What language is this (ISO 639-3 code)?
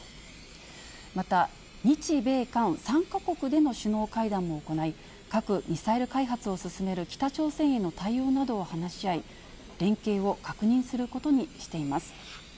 jpn